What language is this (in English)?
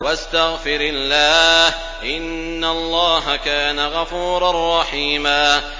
Arabic